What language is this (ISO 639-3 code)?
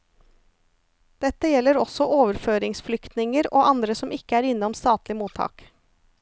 nor